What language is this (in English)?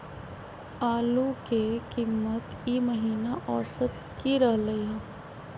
Magahi